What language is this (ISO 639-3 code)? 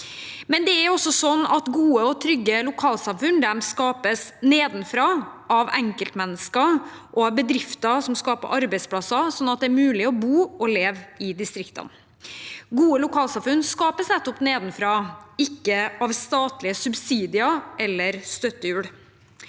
nor